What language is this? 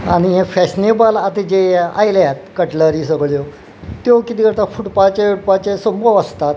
Konkani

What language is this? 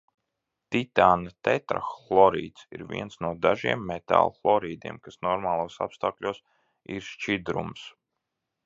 Latvian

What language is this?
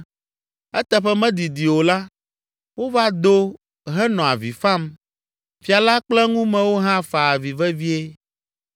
Ewe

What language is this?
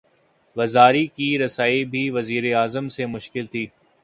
Urdu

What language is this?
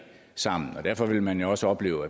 Danish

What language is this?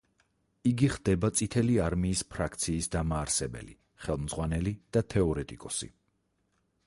Georgian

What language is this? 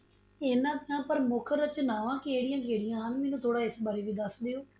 Punjabi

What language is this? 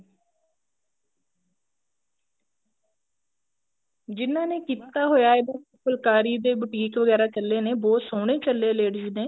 Punjabi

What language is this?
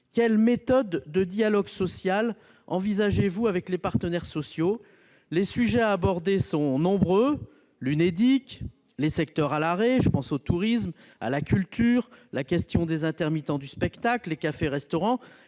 French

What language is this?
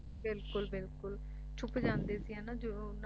Punjabi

